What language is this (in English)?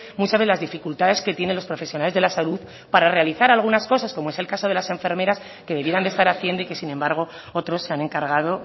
Spanish